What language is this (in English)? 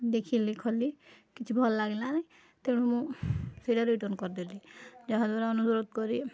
Odia